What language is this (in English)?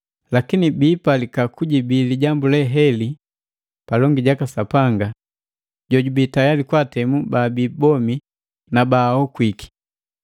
Matengo